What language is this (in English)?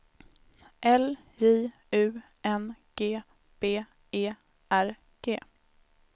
Swedish